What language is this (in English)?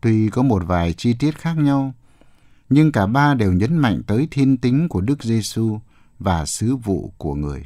Vietnamese